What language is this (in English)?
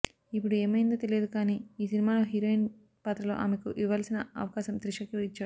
Telugu